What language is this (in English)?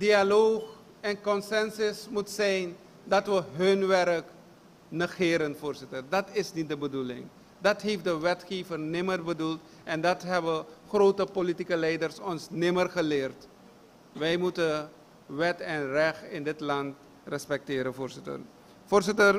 Dutch